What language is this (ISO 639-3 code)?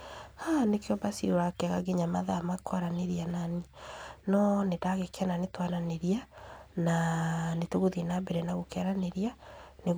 kik